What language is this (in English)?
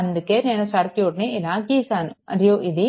Telugu